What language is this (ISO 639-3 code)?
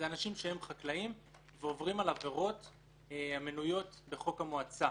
heb